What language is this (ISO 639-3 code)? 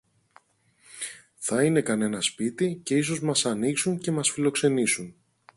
ell